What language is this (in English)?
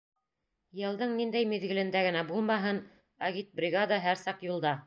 Bashkir